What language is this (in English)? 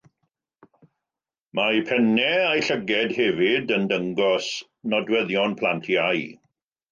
Welsh